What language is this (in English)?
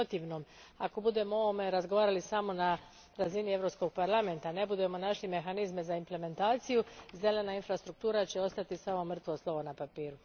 Croatian